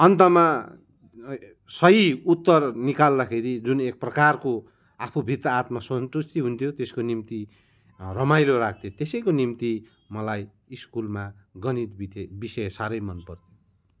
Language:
Nepali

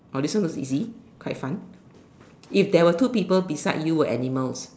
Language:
English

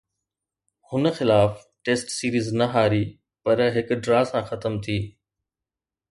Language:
Sindhi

